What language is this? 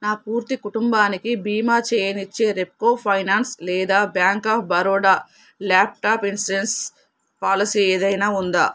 Telugu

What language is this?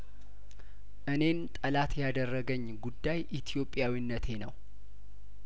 Amharic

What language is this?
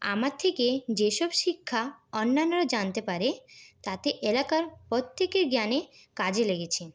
Bangla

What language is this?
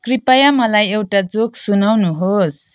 Nepali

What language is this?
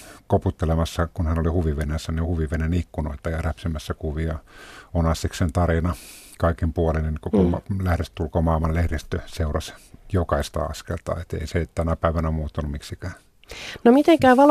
Finnish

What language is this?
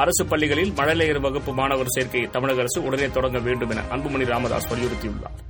Tamil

